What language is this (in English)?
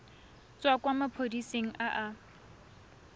Tswana